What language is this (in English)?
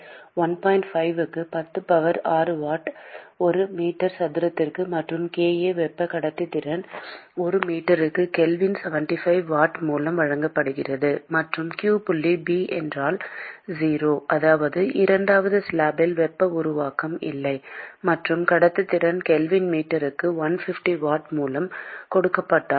Tamil